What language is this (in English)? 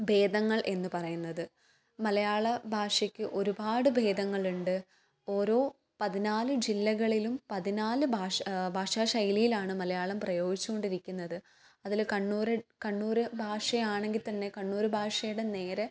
Malayalam